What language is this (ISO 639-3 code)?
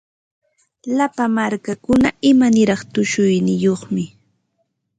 qva